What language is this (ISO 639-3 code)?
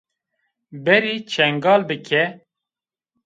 zza